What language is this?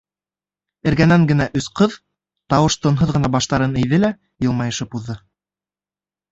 Bashkir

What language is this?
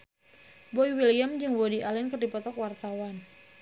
Sundanese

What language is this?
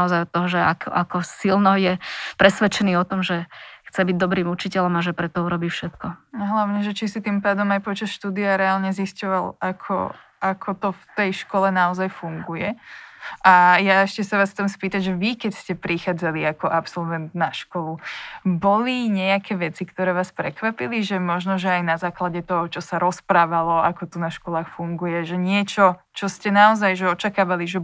Slovak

